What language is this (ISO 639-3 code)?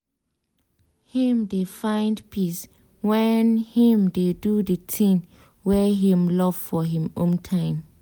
pcm